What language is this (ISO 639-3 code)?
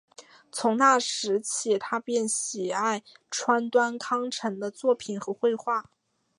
zho